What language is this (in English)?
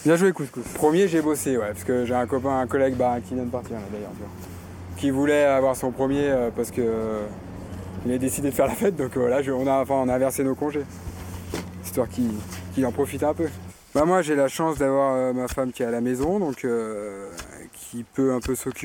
French